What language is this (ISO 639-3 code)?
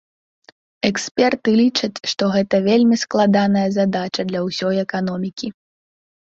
bel